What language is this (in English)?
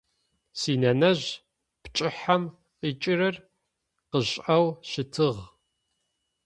Adyghe